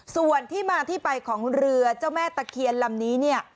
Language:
Thai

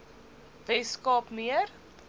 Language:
Afrikaans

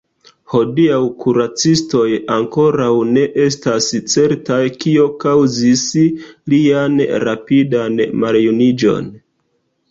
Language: Esperanto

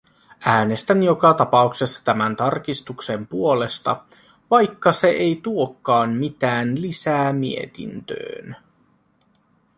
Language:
Finnish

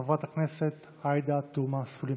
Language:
Hebrew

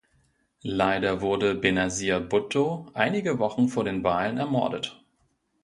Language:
German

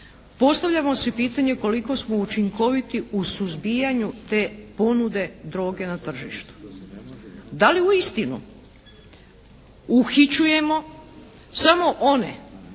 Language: Croatian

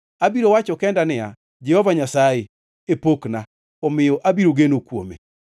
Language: Luo (Kenya and Tanzania)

